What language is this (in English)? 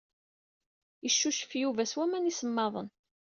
Kabyle